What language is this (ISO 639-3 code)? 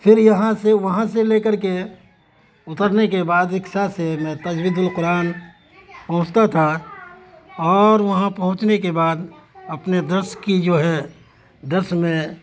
urd